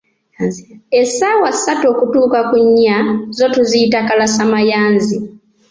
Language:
Ganda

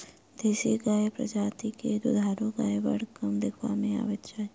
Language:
Maithili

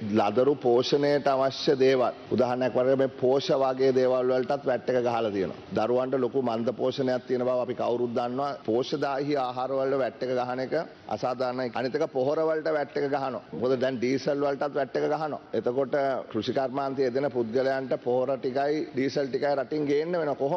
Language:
Indonesian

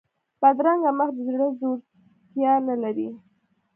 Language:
Pashto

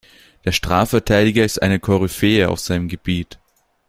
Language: German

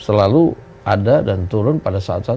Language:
Indonesian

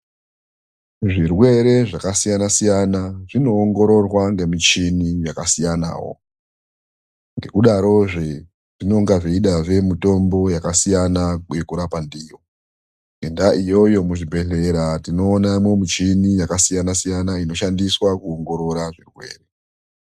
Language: Ndau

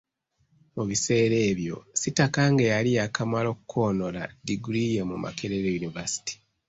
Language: Ganda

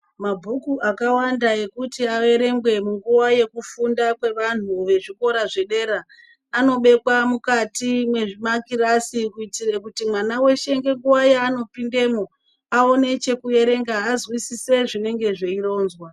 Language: Ndau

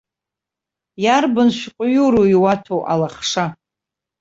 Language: Abkhazian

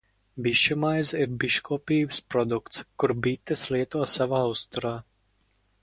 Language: Latvian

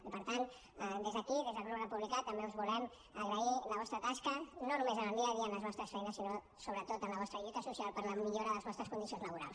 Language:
Catalan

